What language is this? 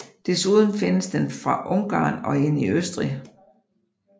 Danish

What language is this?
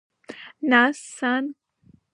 Abkhazian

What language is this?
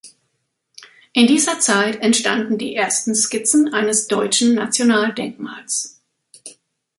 German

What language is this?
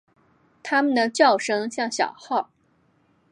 Chinese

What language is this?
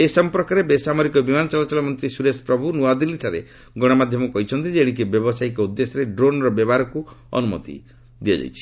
Odia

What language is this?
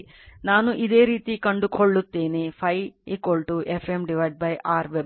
Kannada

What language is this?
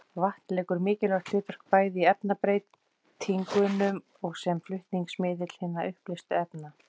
Icelandic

